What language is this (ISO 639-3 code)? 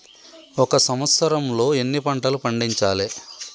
tel